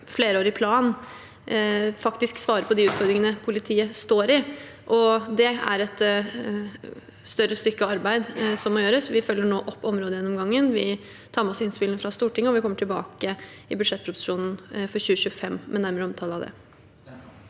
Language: Norwegian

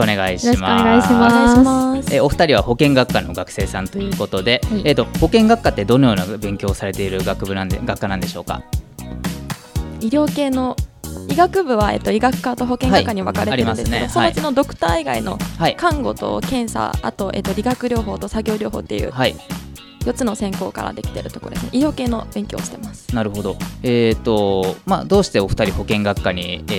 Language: Japanese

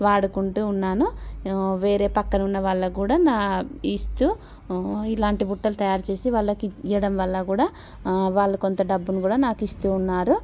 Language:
Telugu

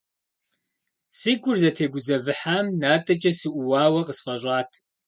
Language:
Kabardian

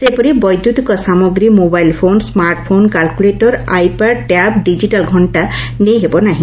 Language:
Odia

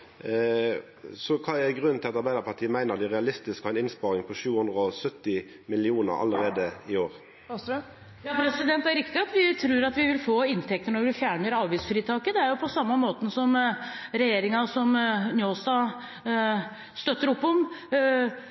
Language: Norwegian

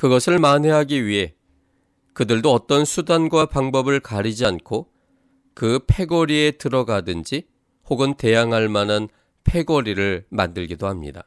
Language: Korean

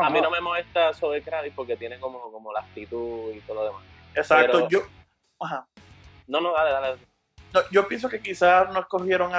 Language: Spanish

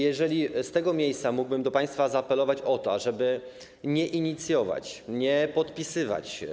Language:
Polish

